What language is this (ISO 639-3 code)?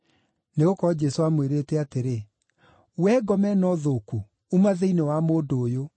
kik